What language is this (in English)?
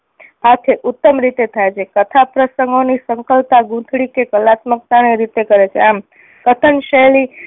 Gujarati